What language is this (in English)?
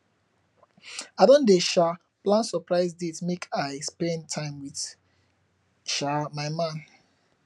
Nigerian Pidgin